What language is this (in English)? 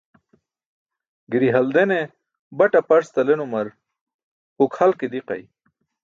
Burushaski